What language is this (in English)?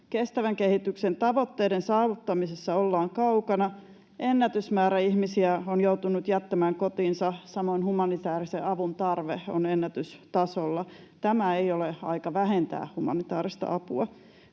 Finnish